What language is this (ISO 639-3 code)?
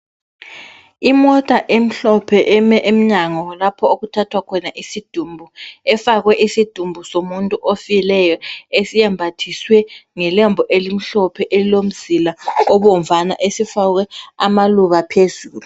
nde